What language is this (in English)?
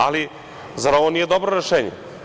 Serbian